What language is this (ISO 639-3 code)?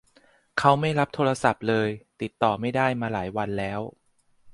tha